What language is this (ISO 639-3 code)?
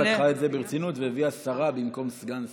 heb